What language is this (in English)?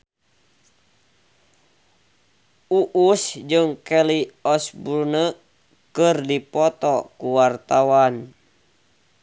Sundanese